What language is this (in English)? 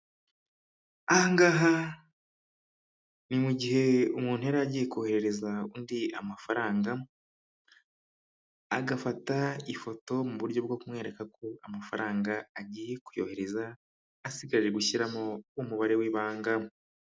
Kinyarwanda